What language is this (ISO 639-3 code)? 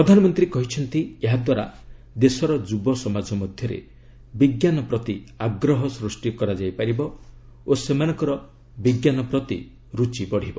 ori